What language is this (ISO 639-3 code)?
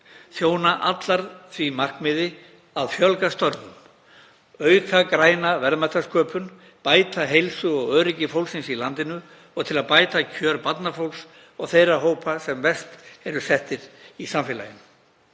isl